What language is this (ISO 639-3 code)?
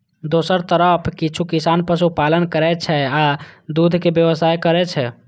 mai